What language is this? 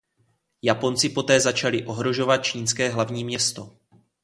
Czech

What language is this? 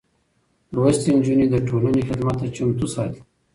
Pashto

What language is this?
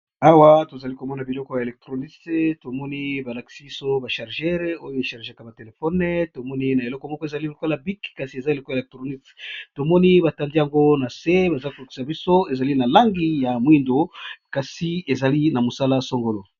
Lingala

